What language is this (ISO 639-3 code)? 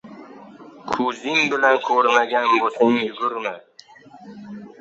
uzb